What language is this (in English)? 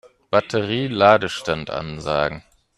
German